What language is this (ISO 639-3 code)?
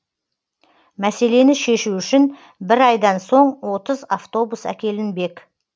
kaz